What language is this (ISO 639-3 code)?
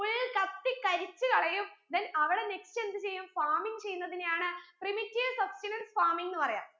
mal